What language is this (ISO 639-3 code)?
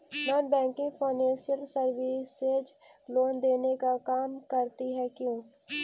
mag